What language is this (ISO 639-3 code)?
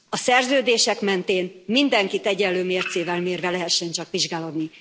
hun